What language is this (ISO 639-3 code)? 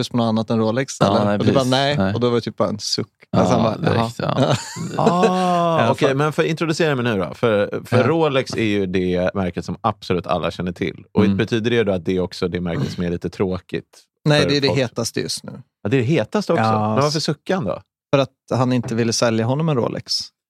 swe